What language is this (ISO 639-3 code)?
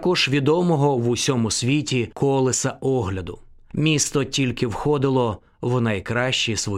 ukr